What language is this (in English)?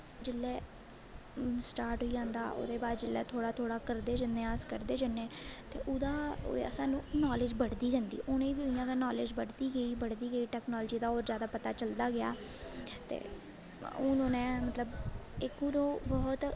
Dogri